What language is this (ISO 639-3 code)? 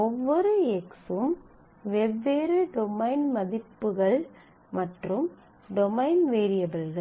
tam